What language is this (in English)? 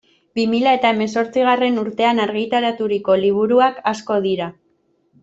Basque